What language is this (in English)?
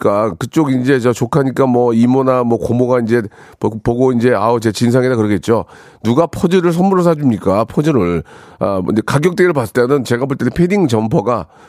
Korean